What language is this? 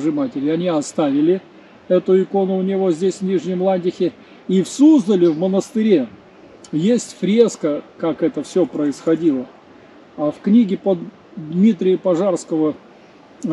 Russian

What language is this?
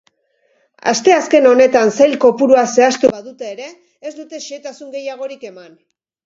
Basque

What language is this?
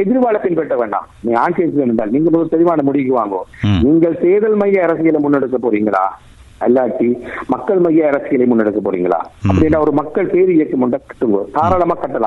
Tamil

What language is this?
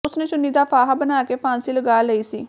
Punjabi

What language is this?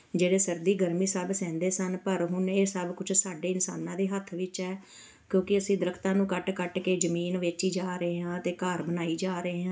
Punjabi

